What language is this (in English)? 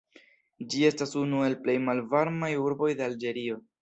Esperanto